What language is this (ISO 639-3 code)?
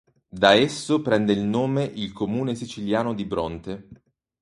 ita